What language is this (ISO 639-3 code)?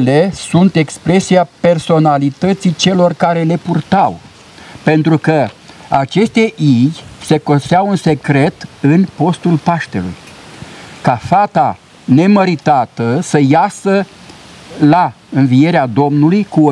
ron